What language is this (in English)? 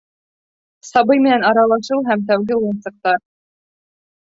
Bashkir